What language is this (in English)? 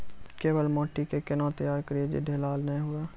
Maithili